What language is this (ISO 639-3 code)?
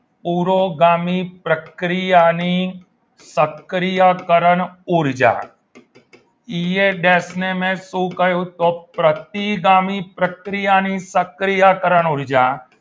guj